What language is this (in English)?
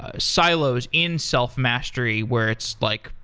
English